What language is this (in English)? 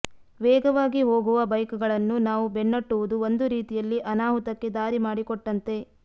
Kannada